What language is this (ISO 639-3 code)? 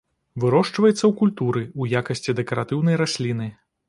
bel